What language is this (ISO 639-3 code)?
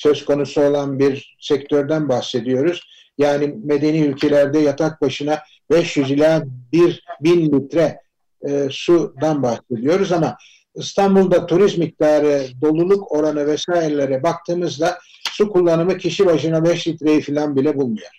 tur